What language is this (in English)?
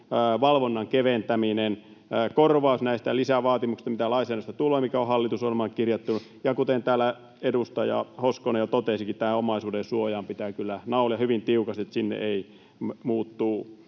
Finnish